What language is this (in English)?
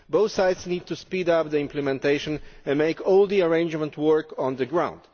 English